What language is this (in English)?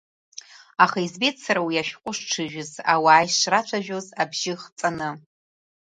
Abkhazian